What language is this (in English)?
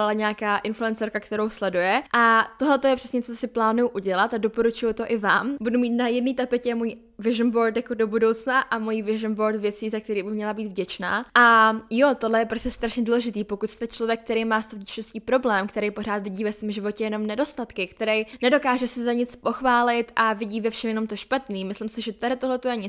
Czech